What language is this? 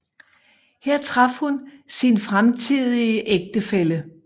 Danish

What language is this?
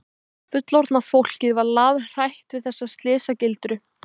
Icelandic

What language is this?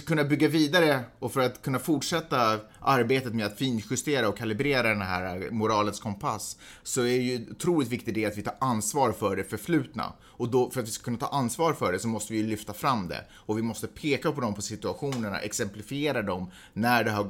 Swedish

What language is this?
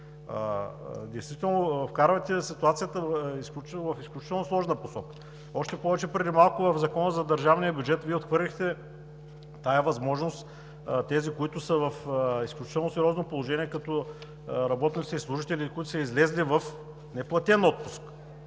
Bulgarian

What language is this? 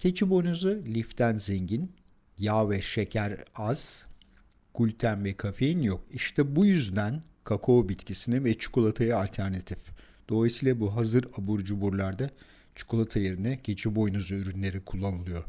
Turkish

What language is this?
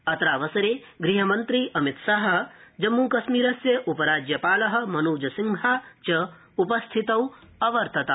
Sanskrit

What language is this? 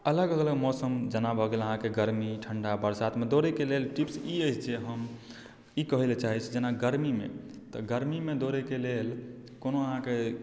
Maithili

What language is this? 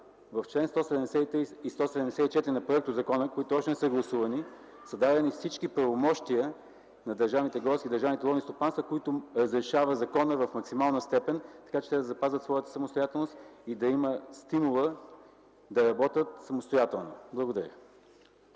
Bulgarian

